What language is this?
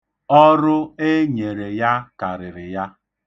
Igbo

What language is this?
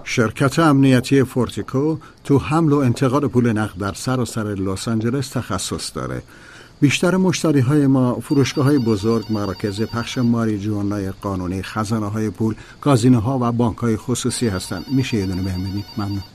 Persian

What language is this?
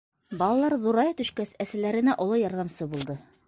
Bashkir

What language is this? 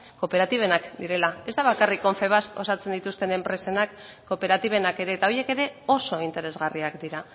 Basque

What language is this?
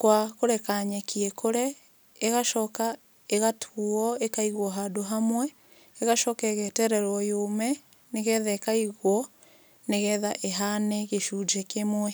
Kikuyu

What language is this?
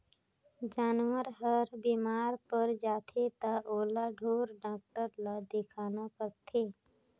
Chhattisgarhi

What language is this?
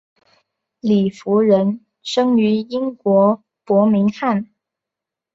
Chinese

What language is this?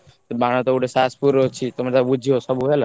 Odia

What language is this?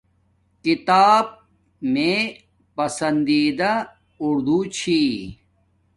Domaaki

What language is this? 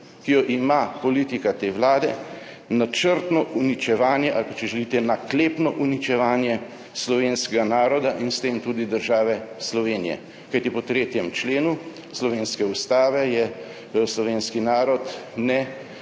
Slovenian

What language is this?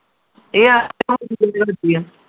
Punjabi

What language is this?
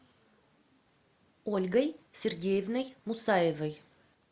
Russian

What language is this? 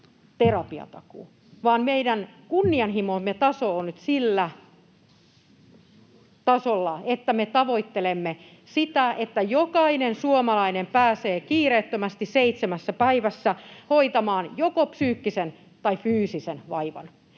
Finnish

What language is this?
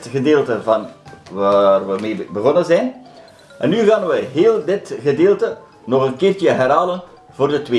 Dutch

